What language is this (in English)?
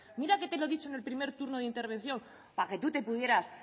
Spanish